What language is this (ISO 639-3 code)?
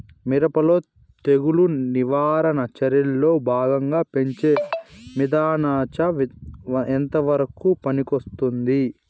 tel